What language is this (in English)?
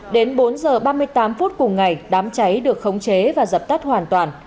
Vietnamese